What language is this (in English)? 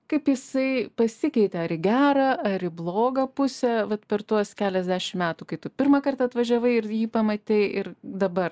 Lithuanian